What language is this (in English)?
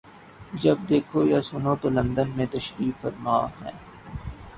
Urdu